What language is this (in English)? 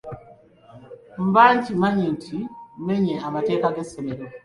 Ganda